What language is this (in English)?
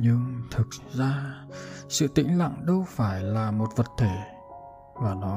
Vietnamese